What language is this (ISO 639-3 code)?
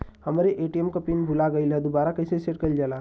bho